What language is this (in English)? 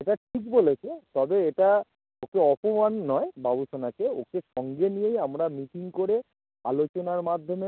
Bangla